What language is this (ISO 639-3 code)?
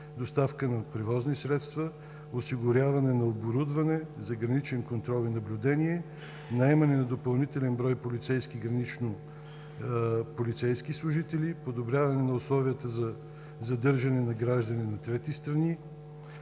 bul